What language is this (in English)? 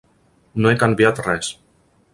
Catalan